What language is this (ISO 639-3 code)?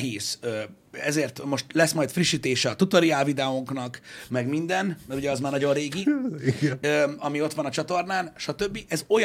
hun